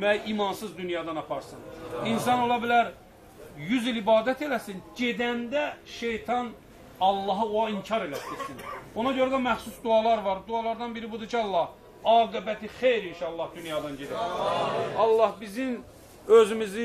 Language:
Turkish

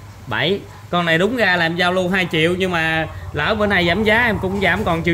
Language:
Vietnamese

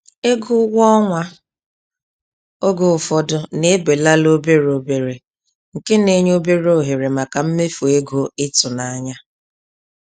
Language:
Igbo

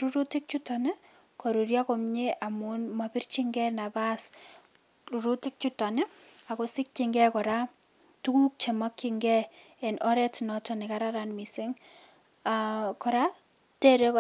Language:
Kalenjin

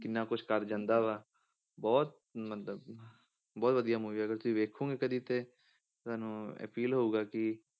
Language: Punjabi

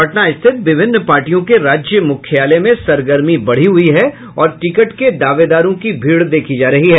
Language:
Hindi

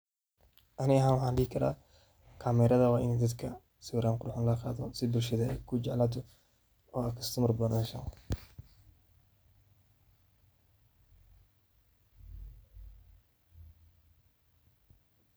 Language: Somali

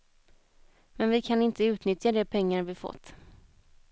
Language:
Swedish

